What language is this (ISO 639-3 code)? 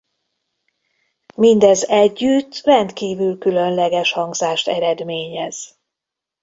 hun